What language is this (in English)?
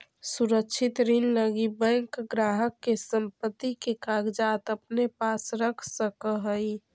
Magahi